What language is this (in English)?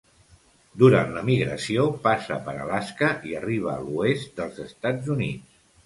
Catalan